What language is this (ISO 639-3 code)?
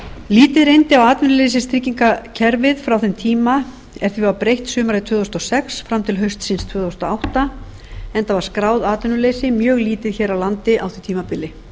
isl